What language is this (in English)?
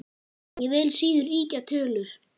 Icelandic